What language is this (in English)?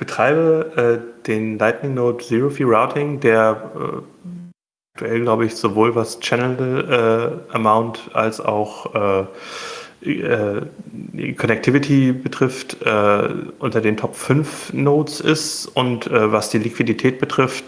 German